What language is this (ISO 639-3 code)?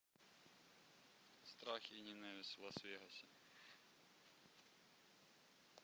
rus